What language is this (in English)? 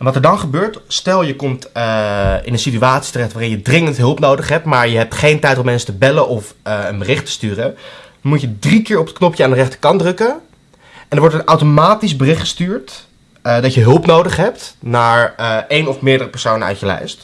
Dutch